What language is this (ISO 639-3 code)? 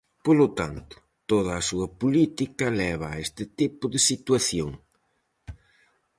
glg